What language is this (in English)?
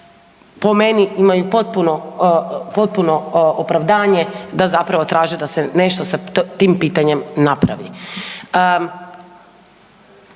Croatian